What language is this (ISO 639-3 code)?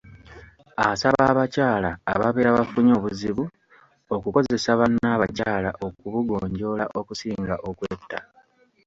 lug